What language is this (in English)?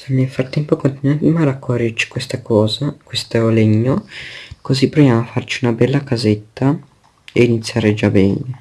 Italian